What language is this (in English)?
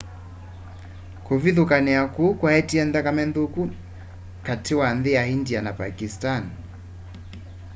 Kamba